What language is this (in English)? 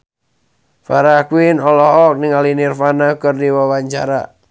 Sundanese